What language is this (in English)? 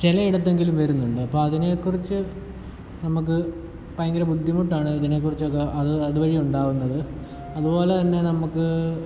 Malayalam